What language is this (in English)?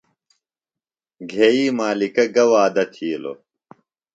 Phalura